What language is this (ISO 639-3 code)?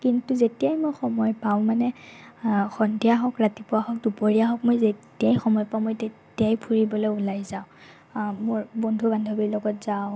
asm